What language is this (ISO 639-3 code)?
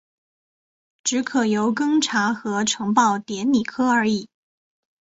zho